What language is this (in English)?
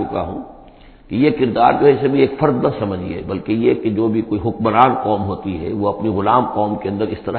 Urdu